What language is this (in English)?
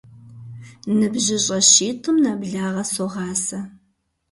Kabardian